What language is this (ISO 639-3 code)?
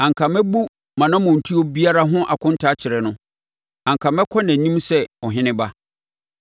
aka